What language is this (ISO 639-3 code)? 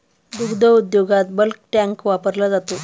mar